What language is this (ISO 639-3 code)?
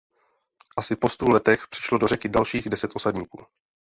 ces